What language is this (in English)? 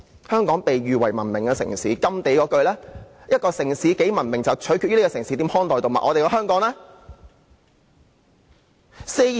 Cantonese